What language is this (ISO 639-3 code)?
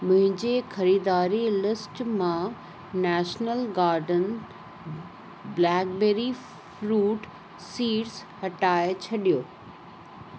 snd